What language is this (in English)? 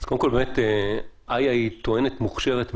Hebrew